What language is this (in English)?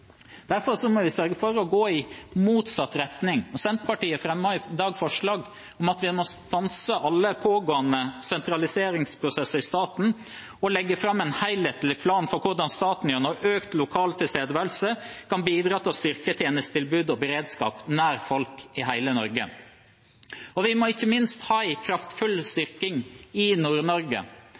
Norwegian Bokmål